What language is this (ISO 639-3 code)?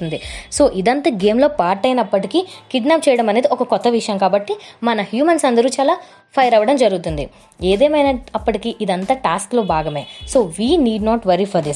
tel